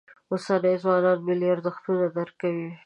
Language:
Pashto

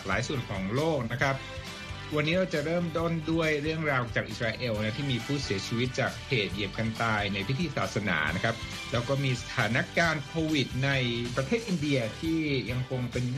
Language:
Thai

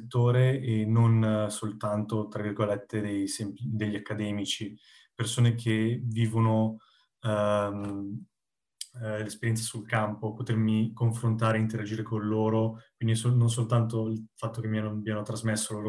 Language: Italian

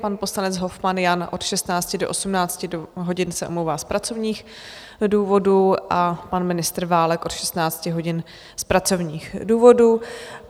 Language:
Czech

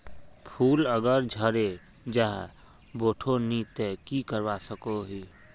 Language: Magahi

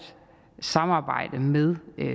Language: Danish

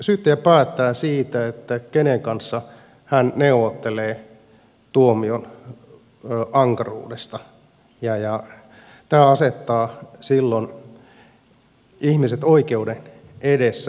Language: Finnish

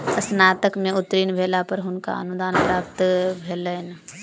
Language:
Maithili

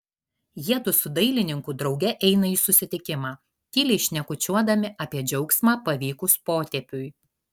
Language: Lithuanian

